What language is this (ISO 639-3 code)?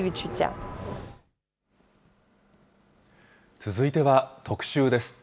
jpn